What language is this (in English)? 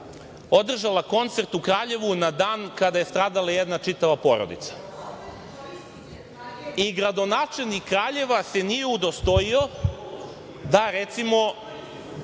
Serbian